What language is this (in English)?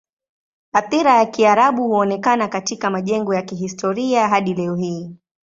Swahili